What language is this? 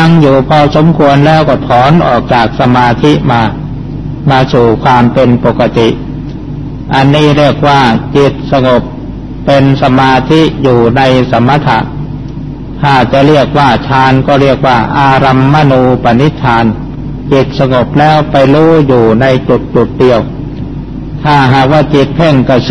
Thai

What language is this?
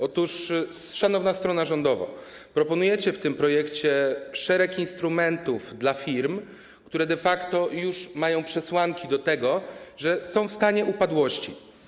Polish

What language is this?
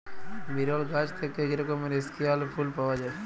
Bangla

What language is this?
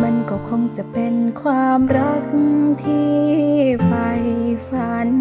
Thai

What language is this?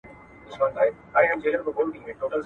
Pashto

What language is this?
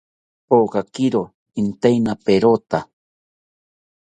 South Ucayali Ashéninka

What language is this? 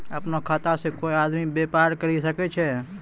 Maithili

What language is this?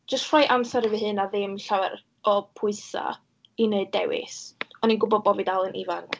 Welsh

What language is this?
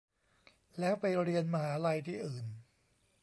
Thai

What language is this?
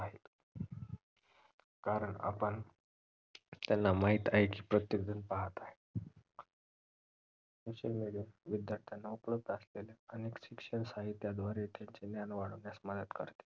Marathi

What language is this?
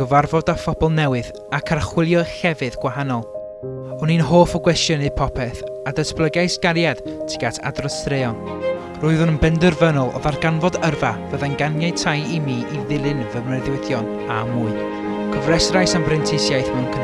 Welsh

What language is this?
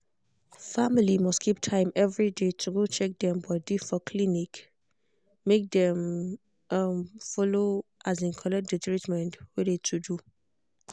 Nigerian Pidgin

